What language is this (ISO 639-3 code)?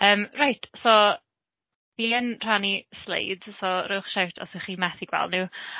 cym